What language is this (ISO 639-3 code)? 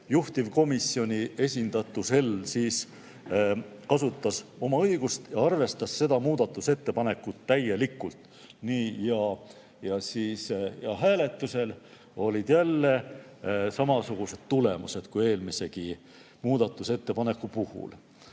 est